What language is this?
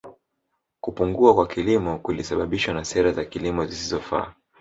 Swahili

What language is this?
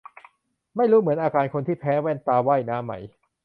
Thai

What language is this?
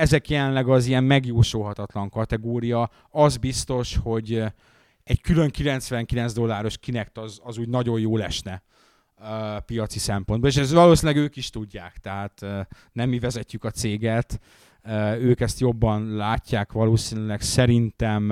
Hungarian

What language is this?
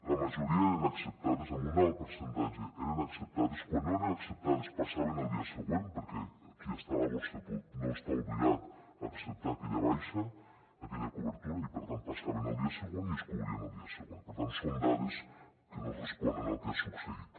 Catalan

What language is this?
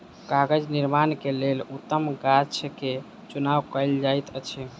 Maithili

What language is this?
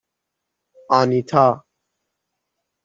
Persian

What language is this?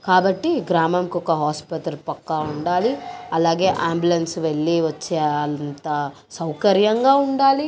Telugu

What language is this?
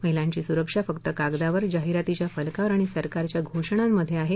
Marathi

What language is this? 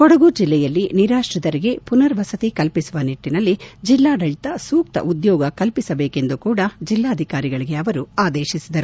Kannada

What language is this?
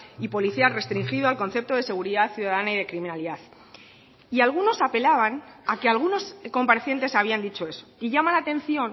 Spanish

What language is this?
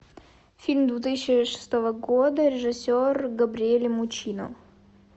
Russian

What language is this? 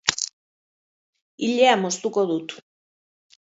Basque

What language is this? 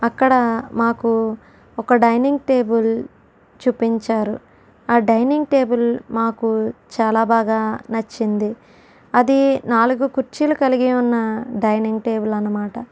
Telugu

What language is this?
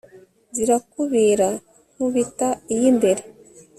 Kinyarwanda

